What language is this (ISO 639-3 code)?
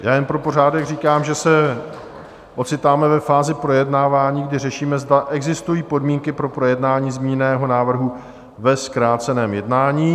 ces